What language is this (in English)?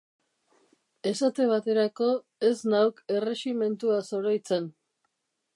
Basque